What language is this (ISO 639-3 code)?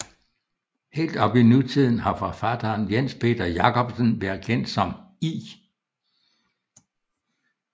dan